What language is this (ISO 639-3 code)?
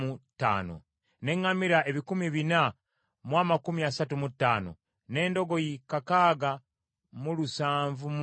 lug